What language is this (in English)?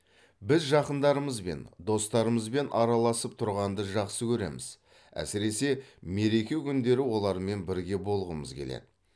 Kazakh